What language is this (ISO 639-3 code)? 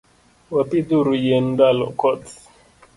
luo